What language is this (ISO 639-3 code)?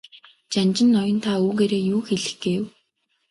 mon